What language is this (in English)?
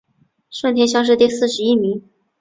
Chinese